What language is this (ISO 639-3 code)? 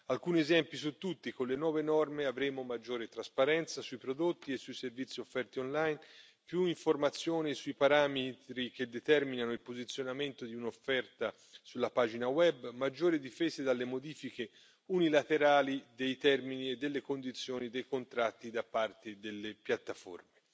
ita